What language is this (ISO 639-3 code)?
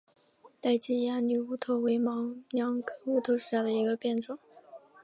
zho